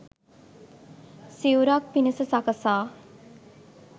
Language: Sinhala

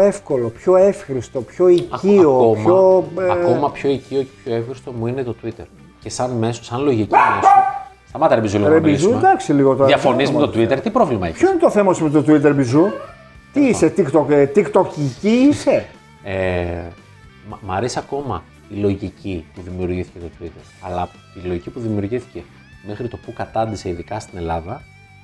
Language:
Greek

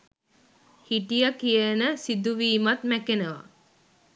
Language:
Sinhala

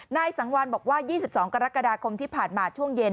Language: Thai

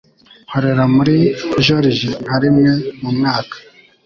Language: Kinyarwanda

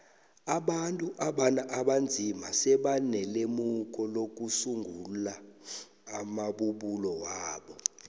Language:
South Ndebele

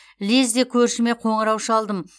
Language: Kazakh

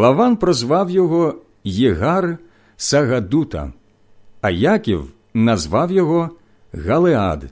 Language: Ukrainian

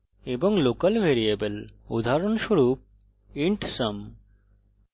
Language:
Bangla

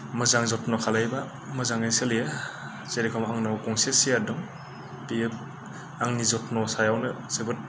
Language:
Bodo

